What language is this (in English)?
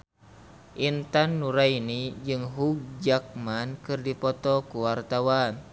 Sundanese